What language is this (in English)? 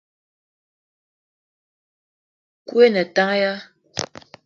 Eton (Cameroon)